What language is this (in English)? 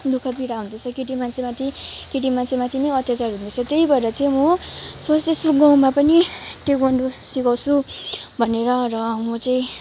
Nepali